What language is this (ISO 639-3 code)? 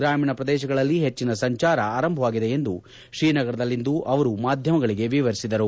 kan